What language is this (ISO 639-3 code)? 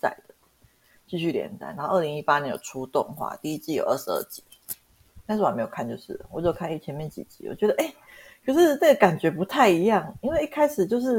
zho